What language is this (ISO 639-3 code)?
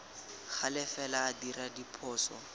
tsn